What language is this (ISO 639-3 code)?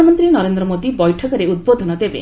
ori